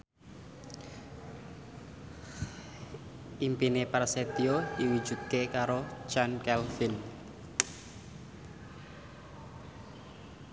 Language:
Javanese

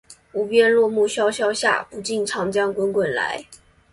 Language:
Chinese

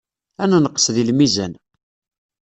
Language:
Kabyle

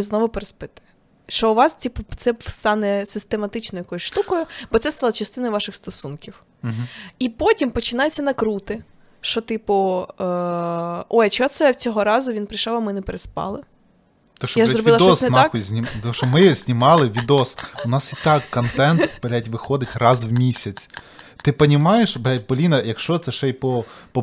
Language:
Ukrainian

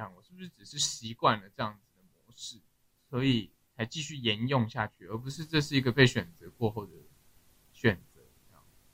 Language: Chinese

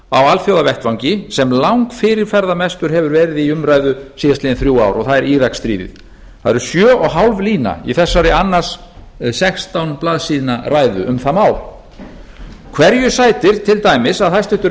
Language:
Icelandic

